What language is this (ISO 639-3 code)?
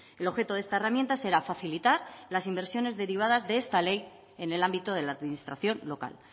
spa